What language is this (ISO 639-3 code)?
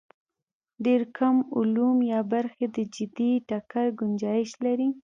pus